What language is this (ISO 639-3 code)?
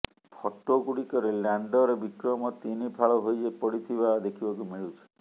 ori